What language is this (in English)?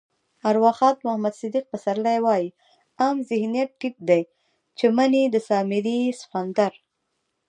Pashto